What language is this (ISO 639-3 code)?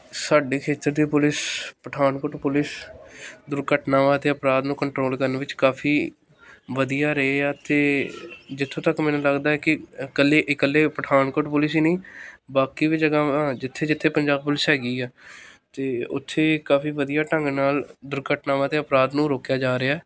pan